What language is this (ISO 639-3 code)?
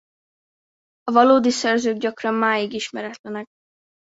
hun